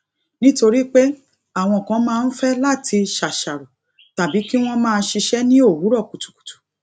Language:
Yoruba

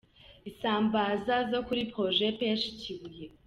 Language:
Kinyarwanda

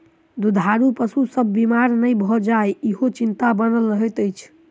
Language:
Maithili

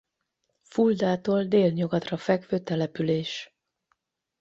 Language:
Hungarian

